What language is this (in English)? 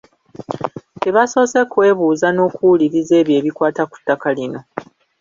Ganda